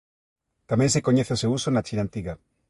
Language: Galician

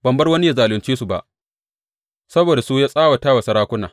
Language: Hausa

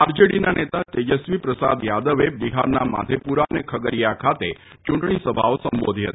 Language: Gujarati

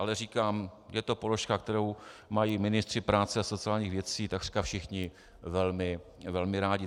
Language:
Czech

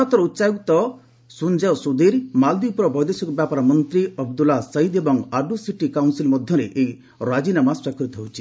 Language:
Odia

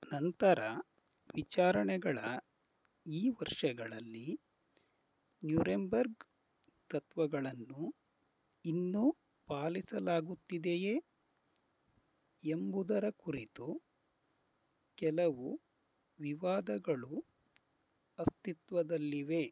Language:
Kannada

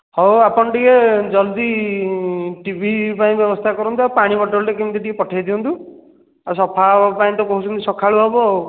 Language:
Odia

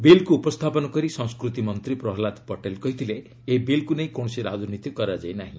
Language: Odia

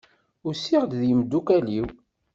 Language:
Kabyle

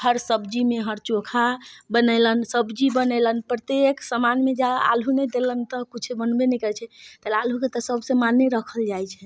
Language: Maithili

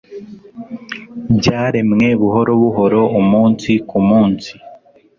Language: Kinyarwanda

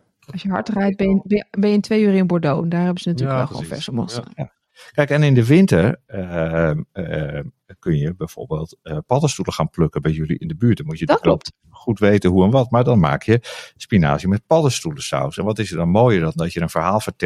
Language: Dutch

